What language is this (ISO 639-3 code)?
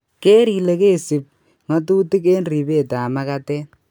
kln